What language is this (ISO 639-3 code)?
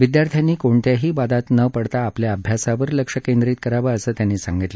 mar